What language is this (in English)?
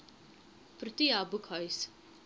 Afrikaans